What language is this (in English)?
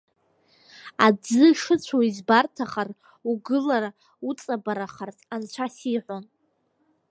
Abkhazian